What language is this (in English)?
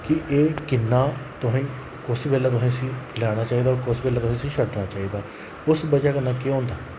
Dogri